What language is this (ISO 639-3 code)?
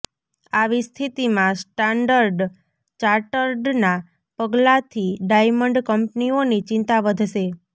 guj